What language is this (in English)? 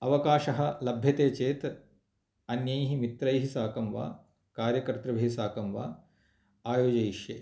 Sanskrit